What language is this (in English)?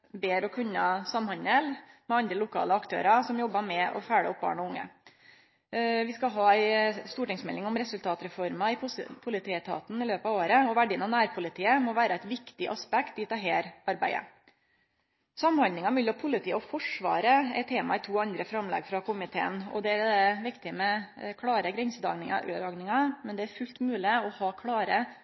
Norwegian Nynorsk